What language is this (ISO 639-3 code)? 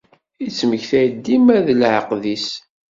kab